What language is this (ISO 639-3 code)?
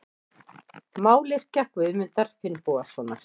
isl